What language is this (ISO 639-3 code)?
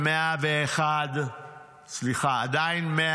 heb